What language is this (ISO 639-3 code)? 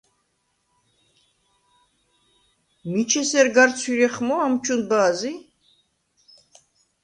sva